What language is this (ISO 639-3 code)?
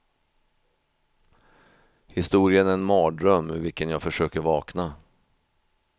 swe